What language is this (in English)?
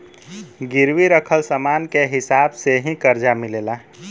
Bhojpuri